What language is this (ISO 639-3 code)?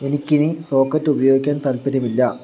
mal